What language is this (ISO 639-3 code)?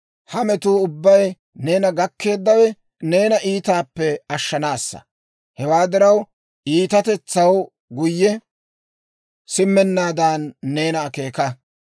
dwr